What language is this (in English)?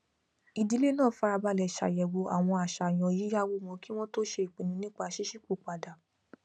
Yoruba